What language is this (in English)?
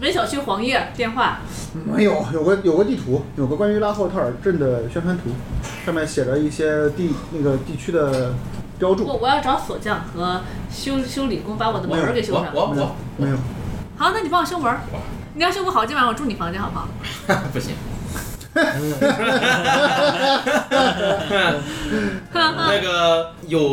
Chinese